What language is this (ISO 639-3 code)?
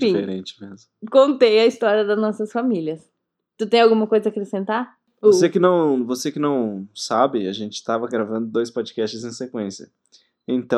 por